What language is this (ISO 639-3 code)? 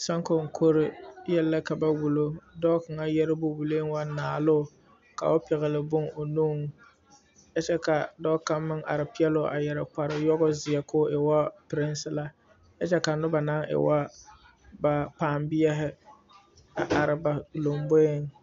dga